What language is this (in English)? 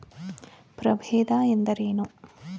Kannada